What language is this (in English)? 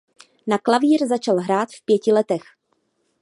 Czech